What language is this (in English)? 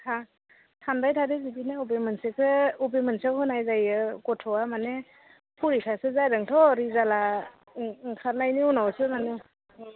Bodo